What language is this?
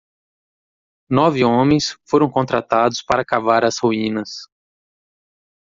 Portuguese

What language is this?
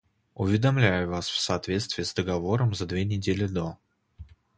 Russian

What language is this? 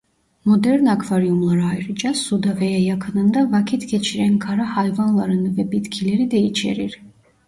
Turkish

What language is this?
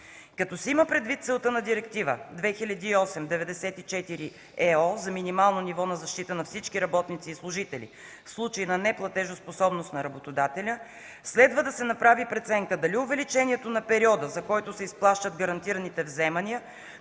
Bulgarian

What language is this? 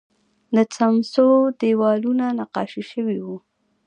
Pashto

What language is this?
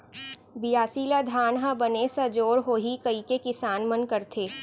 Chhattisgarhi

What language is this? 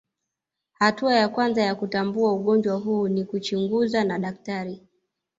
Swahili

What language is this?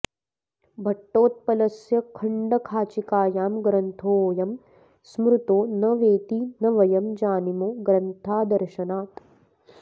Sanskrit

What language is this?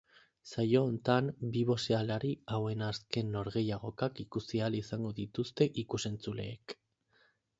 Basque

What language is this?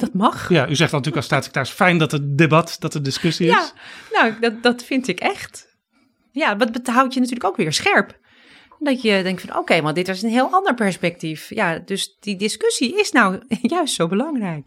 Dutch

